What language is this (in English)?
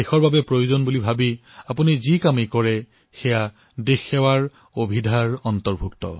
Assamese